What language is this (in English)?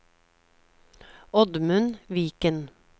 Norwegian